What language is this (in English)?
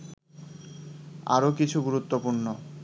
Bangla